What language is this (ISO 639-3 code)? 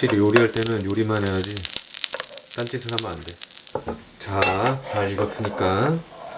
kor